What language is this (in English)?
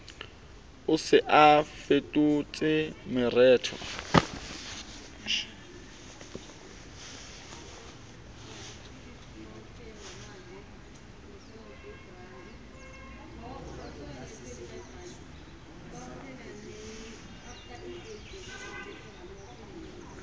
Southern Sotho